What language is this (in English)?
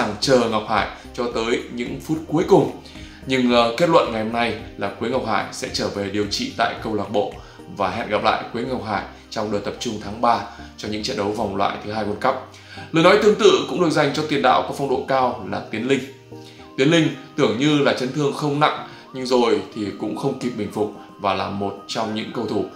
Vietnamese